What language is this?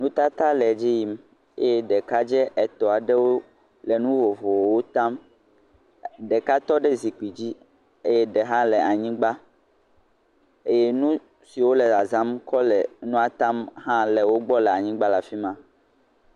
Ewe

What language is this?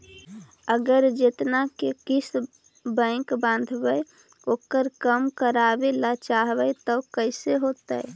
Magahi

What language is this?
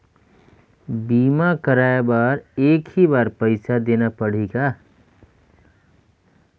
Chhattisgarhi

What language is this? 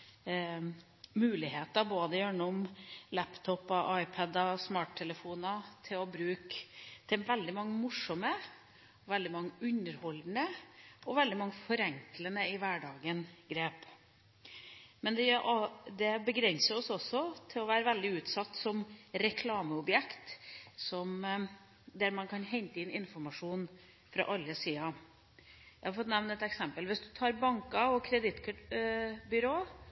Norwegian Bokmål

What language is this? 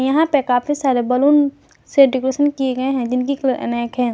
Hindi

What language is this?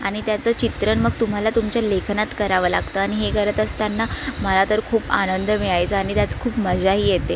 Marathi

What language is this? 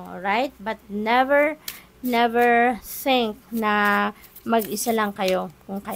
Filipino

